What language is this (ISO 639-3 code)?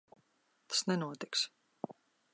lav